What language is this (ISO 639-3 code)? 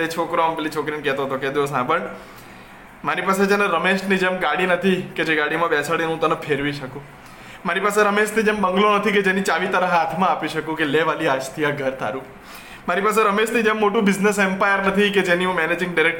guj